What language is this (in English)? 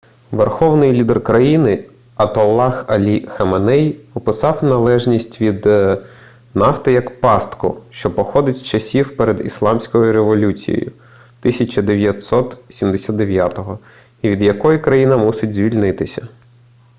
Ukrainian